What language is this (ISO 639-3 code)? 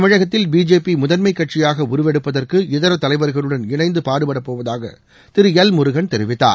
tam